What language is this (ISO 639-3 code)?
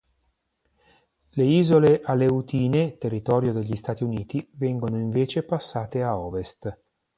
ita